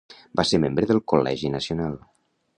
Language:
Catalan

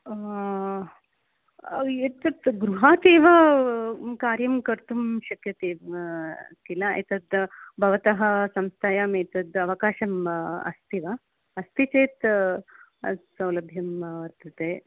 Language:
Sanskrit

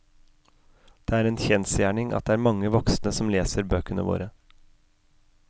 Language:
Norwegian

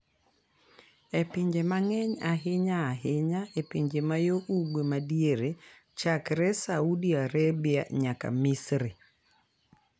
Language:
Luo (Kenya and Tanzania)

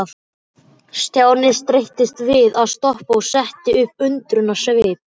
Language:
Icelandic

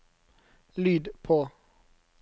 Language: Norwegian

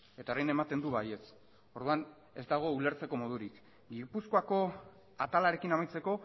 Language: Basque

